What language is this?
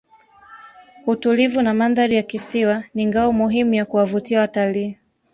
Swahili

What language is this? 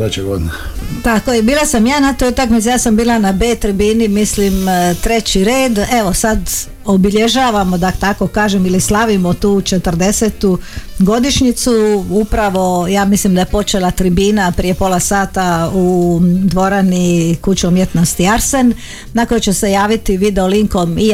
Croatian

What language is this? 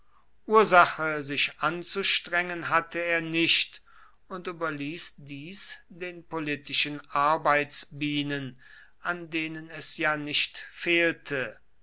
German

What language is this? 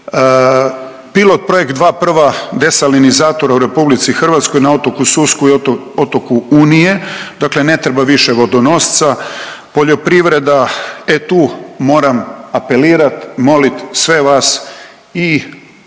Croatian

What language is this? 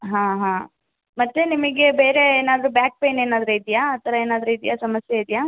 Kannada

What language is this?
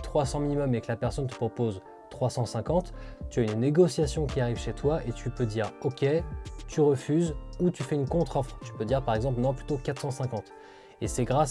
French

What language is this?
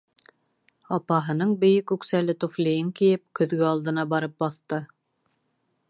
Bashkir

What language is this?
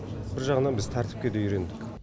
Kazakh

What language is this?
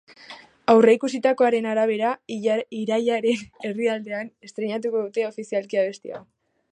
Basque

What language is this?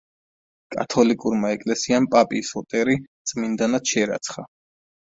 Georgian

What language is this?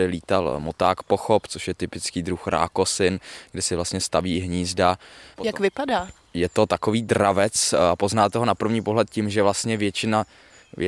Czech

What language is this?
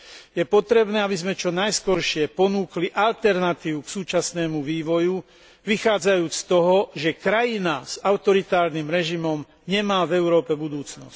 Slovak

